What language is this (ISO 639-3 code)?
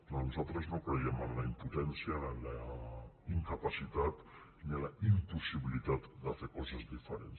cat